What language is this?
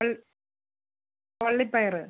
Malayalam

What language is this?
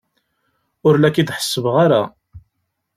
Kabyle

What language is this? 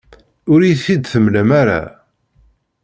Kabyle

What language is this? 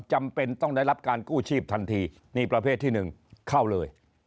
Thai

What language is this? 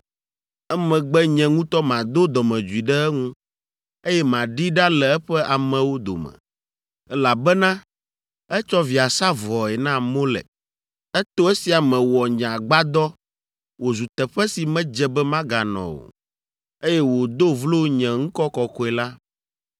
Ewe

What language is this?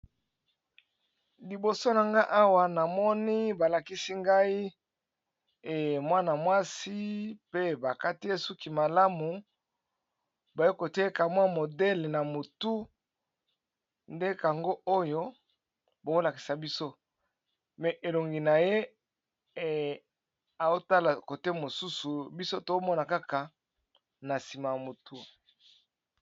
Lingala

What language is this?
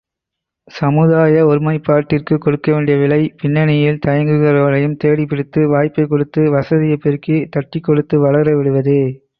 Tamil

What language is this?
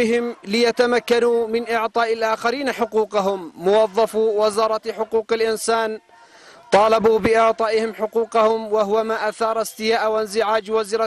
Arabic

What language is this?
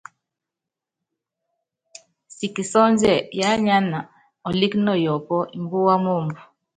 Yangben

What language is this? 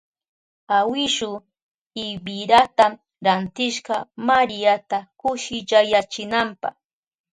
Southern Pastaza Quechua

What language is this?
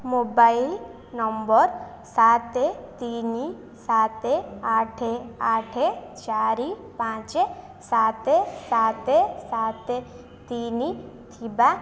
Odia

